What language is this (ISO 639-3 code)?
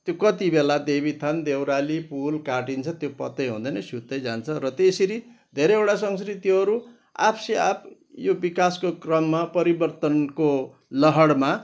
nep